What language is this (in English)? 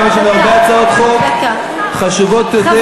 Hebrew